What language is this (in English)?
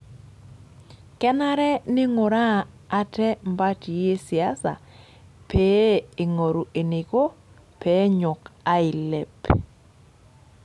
Masai